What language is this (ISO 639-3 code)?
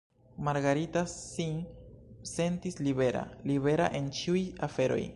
epo